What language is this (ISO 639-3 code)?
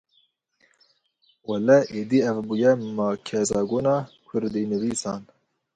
kur